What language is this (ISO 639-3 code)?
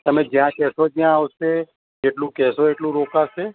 guj